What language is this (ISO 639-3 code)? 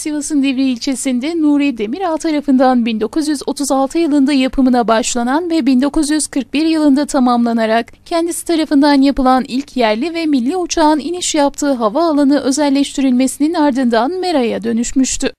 tur